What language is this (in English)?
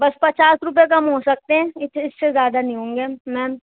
Urdu